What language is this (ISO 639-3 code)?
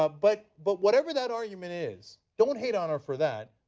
eng